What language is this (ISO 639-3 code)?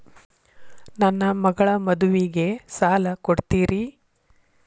kan